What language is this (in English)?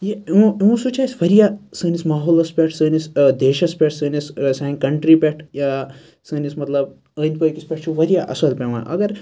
Kashmiri